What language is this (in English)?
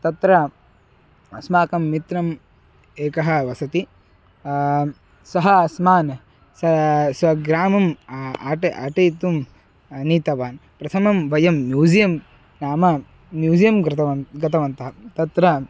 Sanskrit